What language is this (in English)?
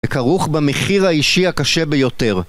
Hebrew